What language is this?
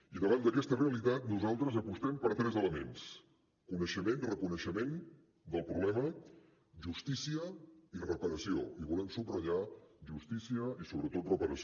Catalan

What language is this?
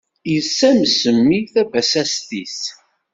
Kabyle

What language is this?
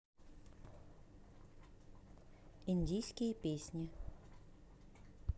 Russian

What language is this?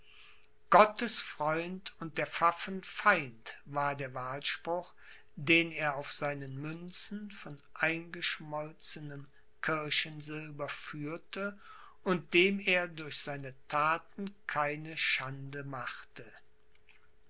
German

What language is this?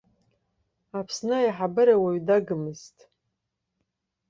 Abkhazian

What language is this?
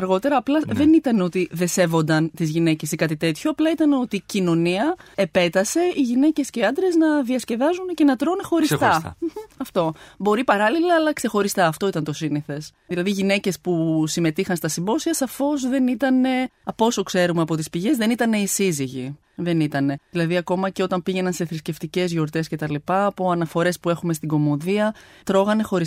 Greek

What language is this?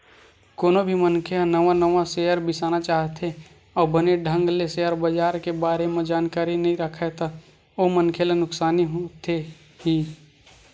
Chhattisgarhi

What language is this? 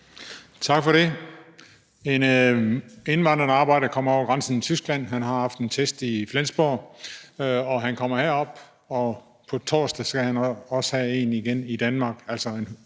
Danish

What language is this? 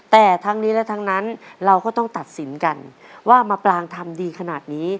Thai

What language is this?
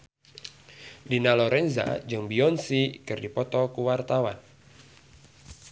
Sundanese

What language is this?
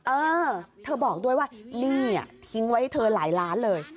Thai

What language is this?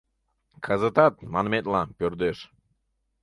Mari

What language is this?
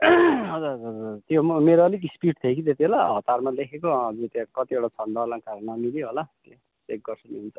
Nepali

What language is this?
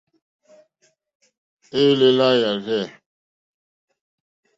Mokpwe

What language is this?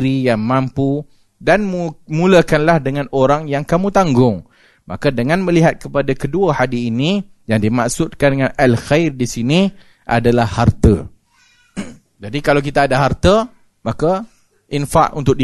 Malay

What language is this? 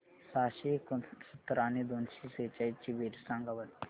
Marathi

